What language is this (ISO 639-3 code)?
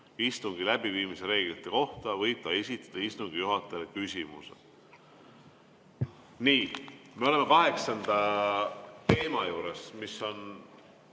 est